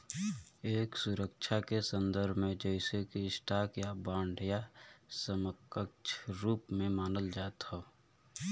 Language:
Bhojpuri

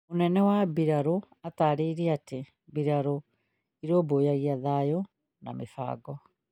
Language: Kikuyu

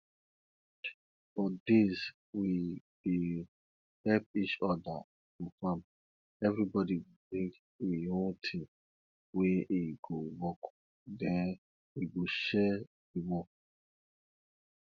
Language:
Nigerian Pidgin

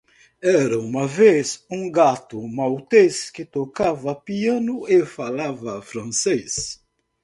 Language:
Portuguese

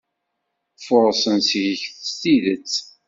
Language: Kabyle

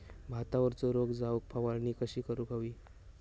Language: Marathi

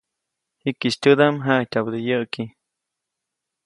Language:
Copainalá Zoque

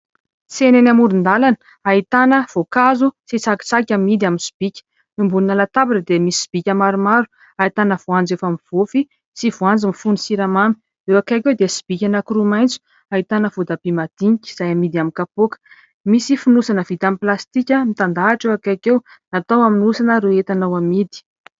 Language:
Malagasy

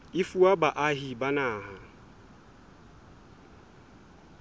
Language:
Southern Sotho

